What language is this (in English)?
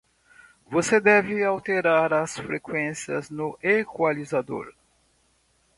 Portuguese